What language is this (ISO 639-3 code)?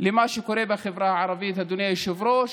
heb